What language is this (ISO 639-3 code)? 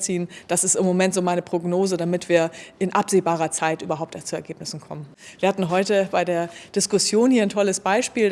deu